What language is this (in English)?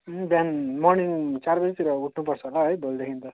Nepali